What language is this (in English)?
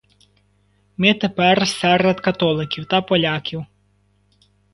Ukrainian